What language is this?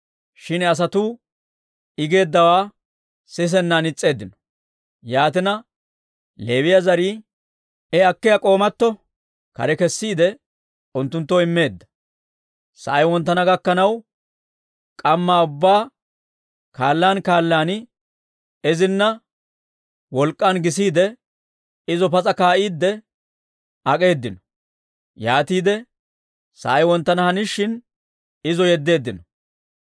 Dawro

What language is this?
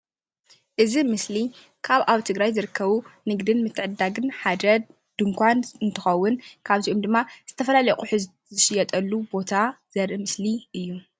Tigrinya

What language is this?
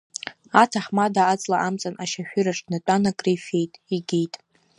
Abkhazian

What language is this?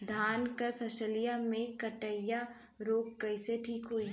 Bhojpuri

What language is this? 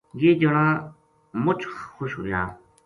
Gujari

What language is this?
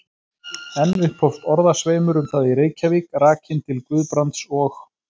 Icelandic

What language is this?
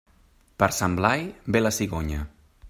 Catalan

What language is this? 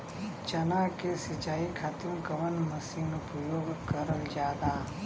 Bhojpuri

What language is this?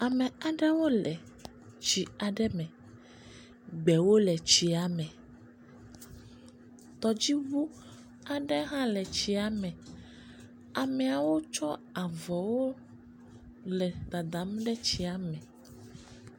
Ewe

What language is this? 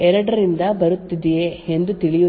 Kannada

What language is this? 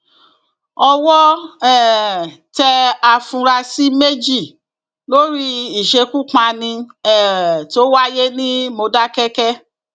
Yoruba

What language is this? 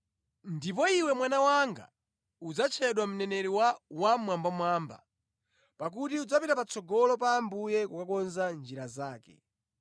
Nyanja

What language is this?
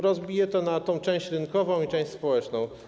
Polish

